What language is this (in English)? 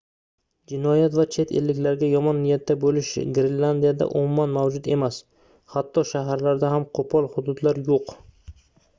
Uzbek